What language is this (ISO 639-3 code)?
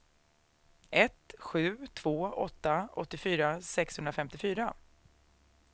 swe